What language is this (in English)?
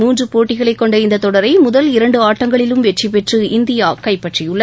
Tamil